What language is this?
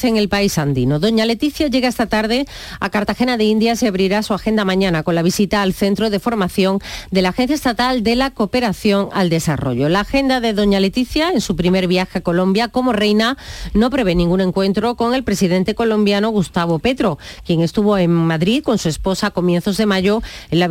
Spanish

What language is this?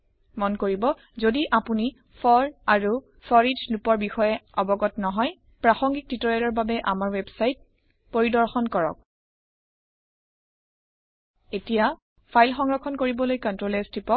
Assamese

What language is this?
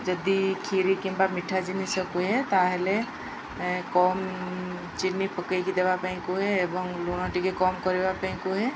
Odia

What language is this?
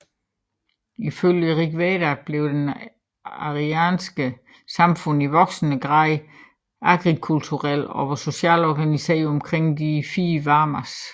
Danish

